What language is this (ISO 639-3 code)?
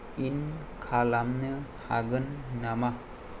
brx